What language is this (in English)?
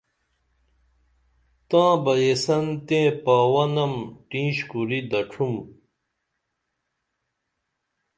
Dameli